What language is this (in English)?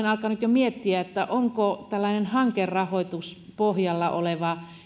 Finnish